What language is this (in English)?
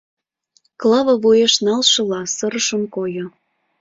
Mari